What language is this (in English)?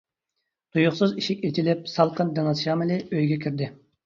Uyghur